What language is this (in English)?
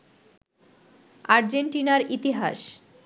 Bangla